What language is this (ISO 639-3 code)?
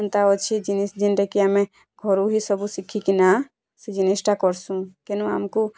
ori